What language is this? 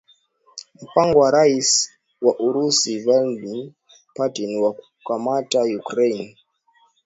Swahili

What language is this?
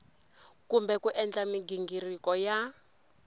Tsonga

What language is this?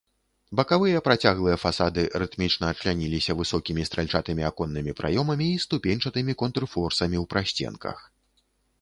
Belarusian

